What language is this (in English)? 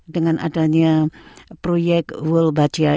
Indonesian